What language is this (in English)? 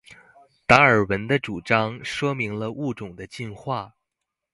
Chinese